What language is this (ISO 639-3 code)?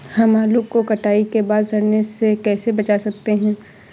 hin